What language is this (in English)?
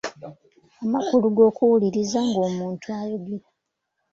Ganda